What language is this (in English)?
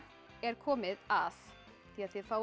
Icelandic